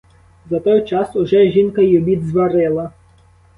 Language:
Ukrainian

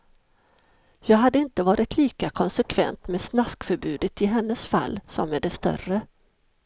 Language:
Swedish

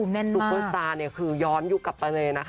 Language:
Thai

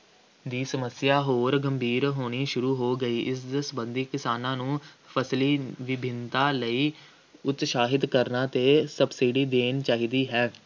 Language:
Punjabi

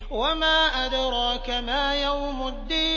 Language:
Arabic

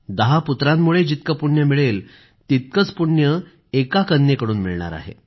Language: Marathi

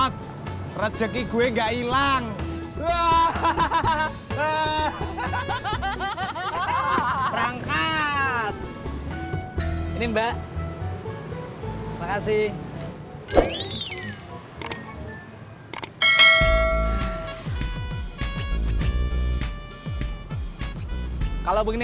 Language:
Indonesian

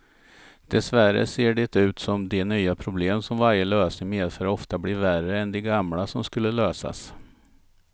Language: Swedish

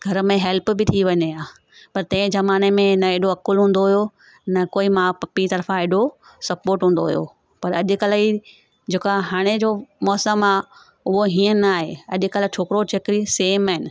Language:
Sindhi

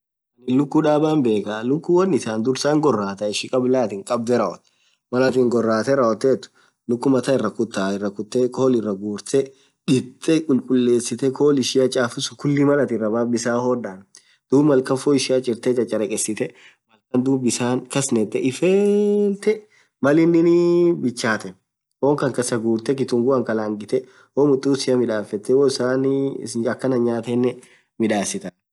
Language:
Orma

